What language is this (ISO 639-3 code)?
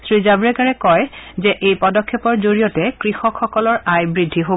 asm